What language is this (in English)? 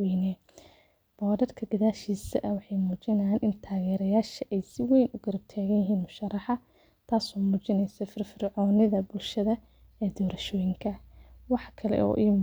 Somali